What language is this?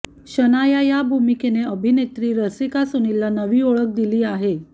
Marathi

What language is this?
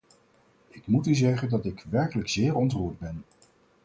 Dutch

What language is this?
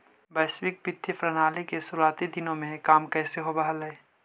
Magahi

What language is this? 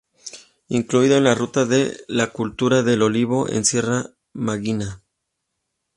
Spanish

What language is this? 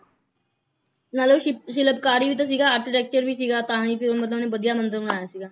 Punjabi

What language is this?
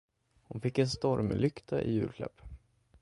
Swedish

